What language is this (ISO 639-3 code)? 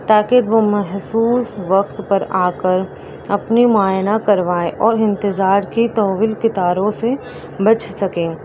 urd